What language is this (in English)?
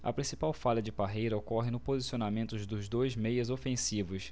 Portuguese